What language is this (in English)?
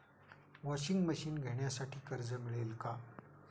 Marathi